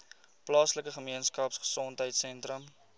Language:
Afrikaans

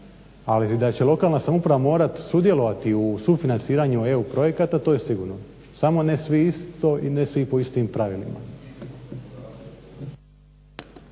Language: Croatian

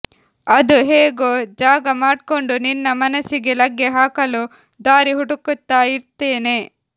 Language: Kannada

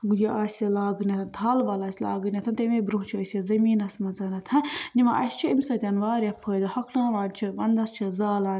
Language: Kashmiri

